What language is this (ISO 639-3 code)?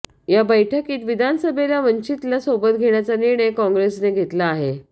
mar